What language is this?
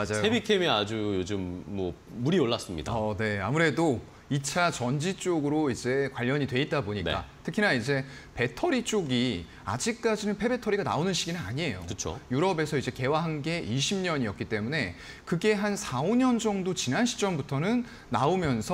Korean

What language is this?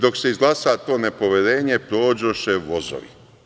Serbian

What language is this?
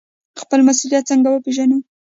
Pashto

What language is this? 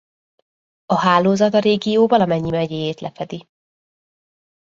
Hungarian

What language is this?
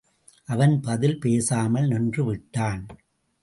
Tamil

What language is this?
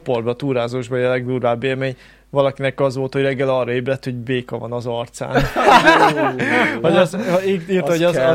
Hungarian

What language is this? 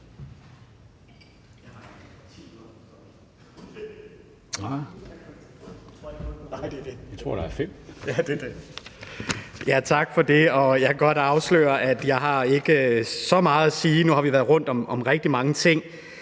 Danish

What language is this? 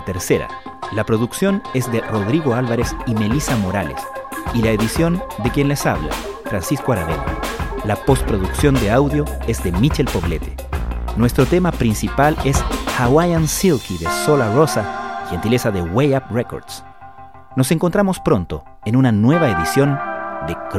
Spanish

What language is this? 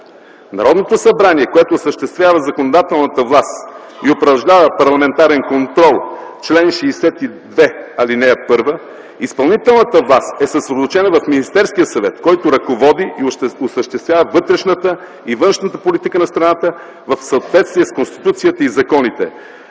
Bulgarian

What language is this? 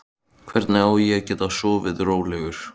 Icelandic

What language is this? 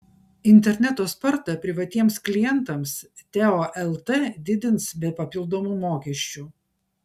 Lithuanian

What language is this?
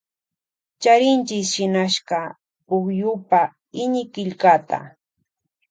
Loja Highland Quichua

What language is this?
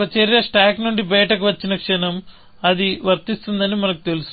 Telugu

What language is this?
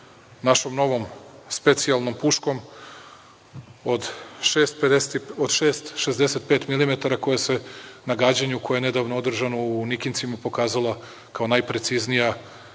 Serbian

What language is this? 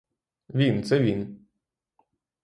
Ukrainian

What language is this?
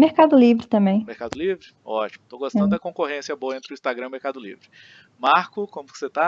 Portuguese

